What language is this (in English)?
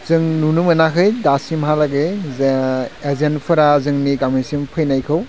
Bodo